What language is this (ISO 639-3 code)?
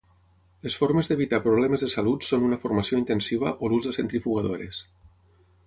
cat